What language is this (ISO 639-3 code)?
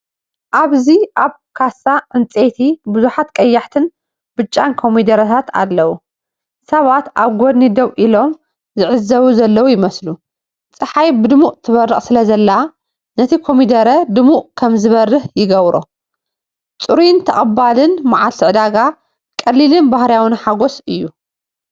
tir